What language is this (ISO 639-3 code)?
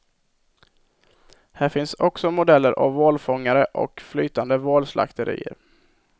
swe